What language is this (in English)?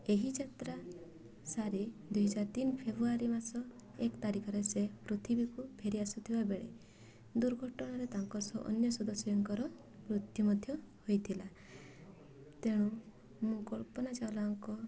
Odia